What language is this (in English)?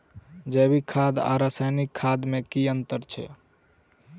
Maithili